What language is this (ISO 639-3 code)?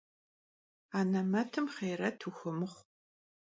kbd